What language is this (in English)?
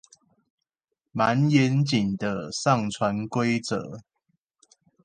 Chinese